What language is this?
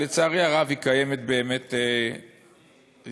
Hebrew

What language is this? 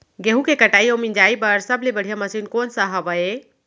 Chhattisgarhi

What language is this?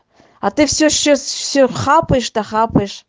Russian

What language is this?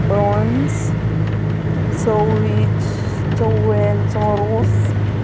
Konkani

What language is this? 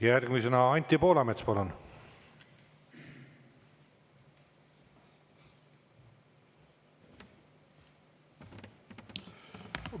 Estonian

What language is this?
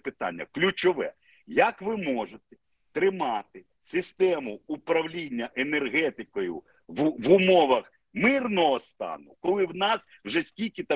Ukrainian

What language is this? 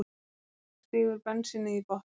Icelandic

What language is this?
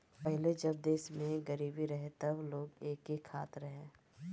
Bhojpuri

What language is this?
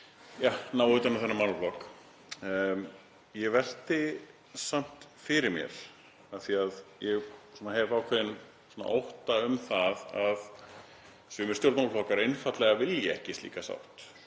Icelandic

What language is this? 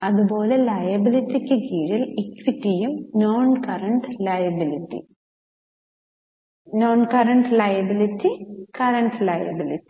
Malayalam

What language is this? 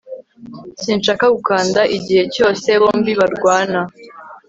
Kinyarwanda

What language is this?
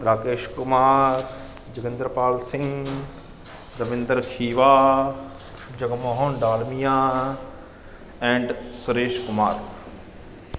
Punjabi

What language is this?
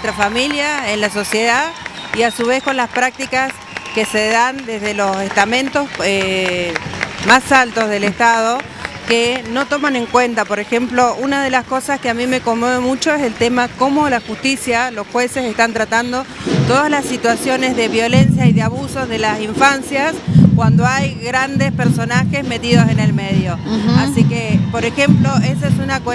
Spanish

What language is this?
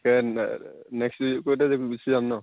Assamese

